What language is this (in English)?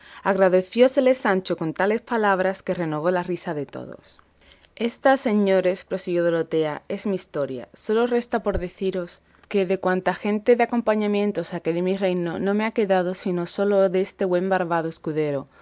Spanish